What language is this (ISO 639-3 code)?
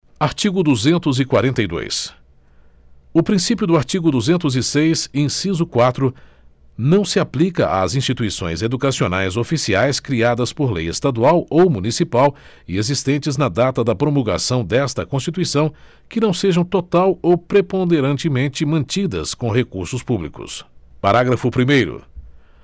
por